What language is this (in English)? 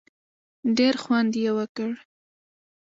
Pashto